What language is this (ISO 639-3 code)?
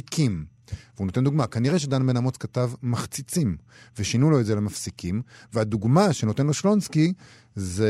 heb